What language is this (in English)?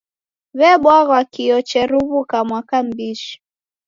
Taita